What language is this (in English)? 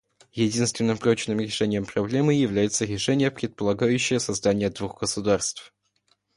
Russian